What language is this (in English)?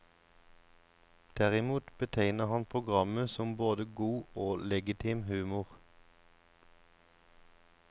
Norwegian